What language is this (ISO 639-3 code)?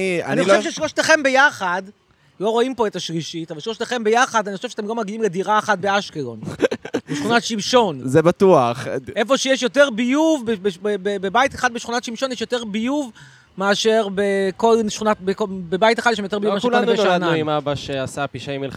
heb